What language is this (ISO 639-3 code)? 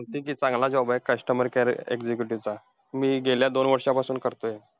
mar